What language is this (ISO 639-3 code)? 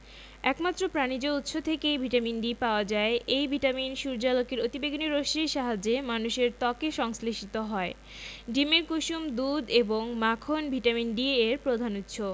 ben